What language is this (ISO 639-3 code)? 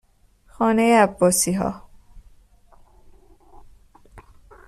fas